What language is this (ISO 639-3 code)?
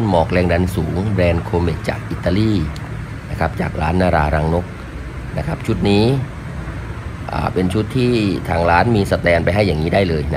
tha